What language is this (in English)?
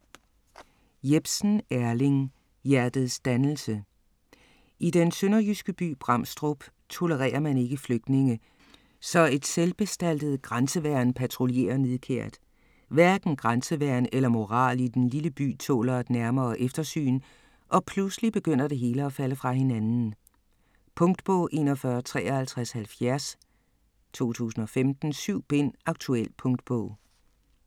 Danish